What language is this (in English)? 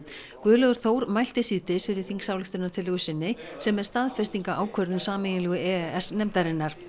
Icelandic